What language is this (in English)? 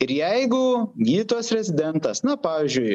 Lithuanian